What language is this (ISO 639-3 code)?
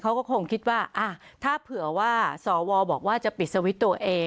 tha